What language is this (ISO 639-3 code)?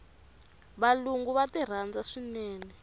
tso